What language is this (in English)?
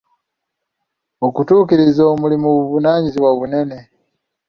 Ganda